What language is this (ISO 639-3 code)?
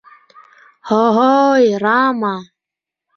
bak